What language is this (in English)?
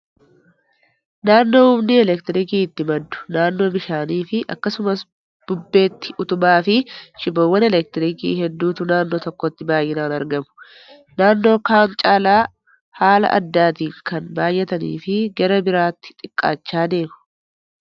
Oromo